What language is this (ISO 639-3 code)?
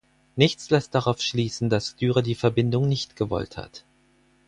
deu